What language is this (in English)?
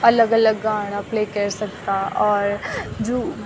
Garhwali